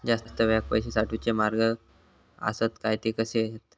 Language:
Marathi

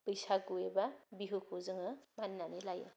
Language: Bodo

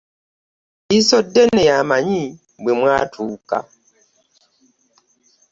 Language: Ganda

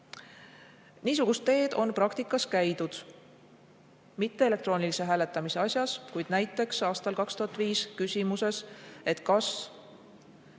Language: Estonian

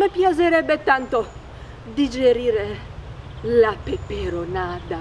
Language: Italian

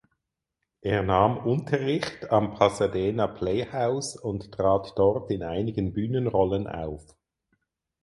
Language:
German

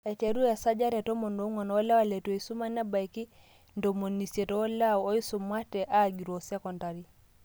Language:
Masai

